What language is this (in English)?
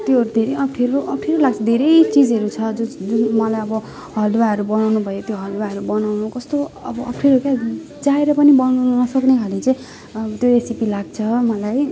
Nepali